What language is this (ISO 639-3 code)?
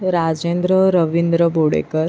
mar